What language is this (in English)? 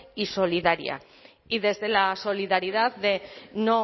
Spanish